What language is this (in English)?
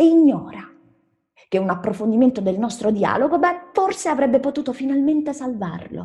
Italian